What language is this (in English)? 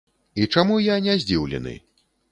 Belarusian